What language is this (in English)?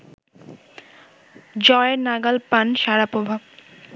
Bangla